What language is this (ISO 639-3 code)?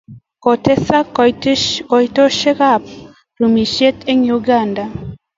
kln